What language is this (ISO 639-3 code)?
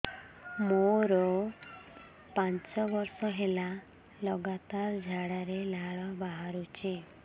ori